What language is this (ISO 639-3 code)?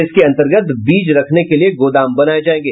hin